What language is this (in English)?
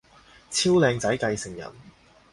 Cantonese